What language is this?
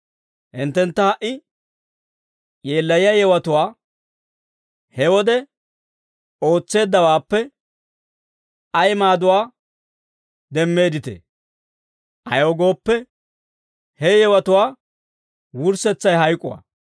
Dawro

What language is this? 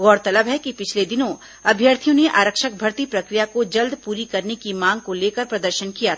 Hindi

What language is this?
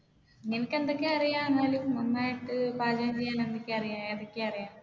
Malayalam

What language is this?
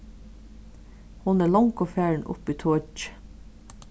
Faroese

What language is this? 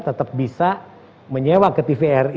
Indonesian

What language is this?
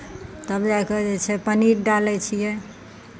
Maithili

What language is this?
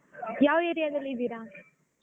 Kannada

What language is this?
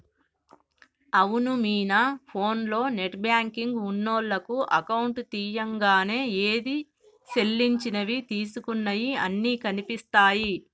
Telugu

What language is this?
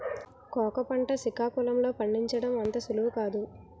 Telugu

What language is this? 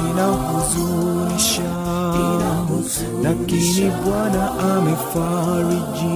Swahili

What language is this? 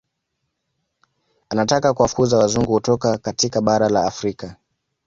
Swahili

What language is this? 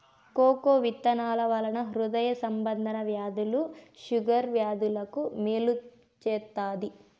Telugu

